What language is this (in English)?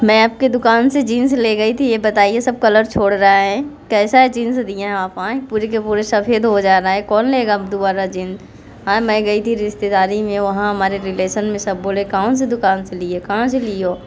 Hindi